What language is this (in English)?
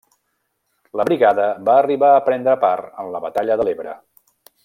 Catalan